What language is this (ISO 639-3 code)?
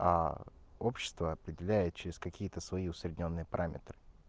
rus